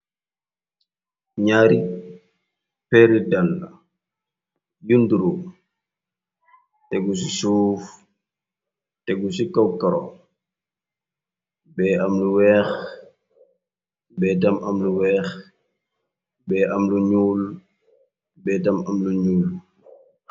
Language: Wolof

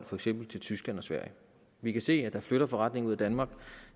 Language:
Danish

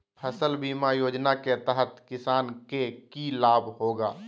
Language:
Magahi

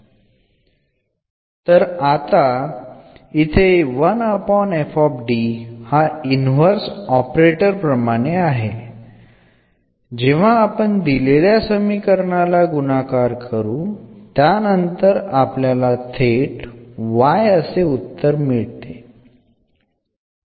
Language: Malayalam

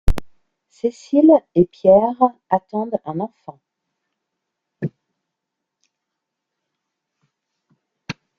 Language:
French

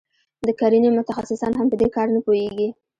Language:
Pashto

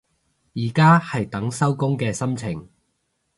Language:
Cantonese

